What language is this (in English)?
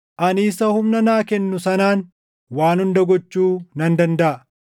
Oromo